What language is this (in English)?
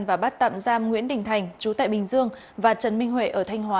Vietnamese